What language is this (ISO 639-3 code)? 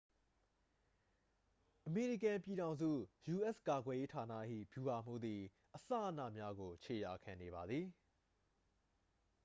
mya